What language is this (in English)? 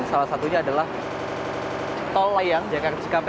Indonesian